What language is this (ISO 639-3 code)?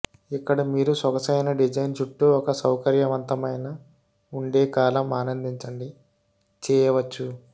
tel